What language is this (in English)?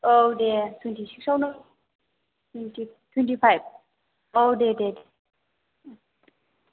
Bodo